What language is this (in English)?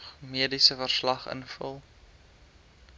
Afrikaans